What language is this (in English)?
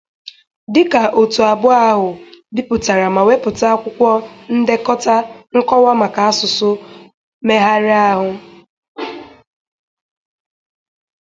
Igbo